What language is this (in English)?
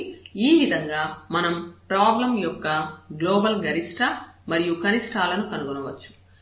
Telugu